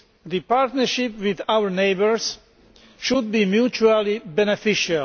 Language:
English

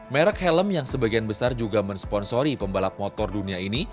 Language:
Indonesian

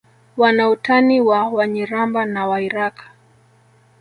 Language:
Swahili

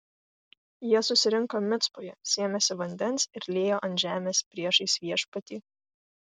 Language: Lithuanian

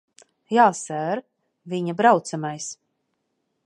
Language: Latvian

